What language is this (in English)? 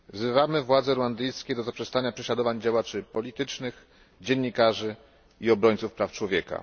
Polish